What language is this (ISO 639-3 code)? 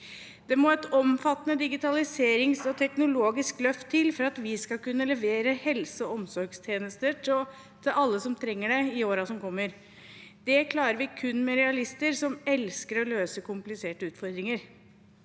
nor